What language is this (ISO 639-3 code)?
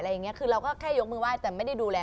tha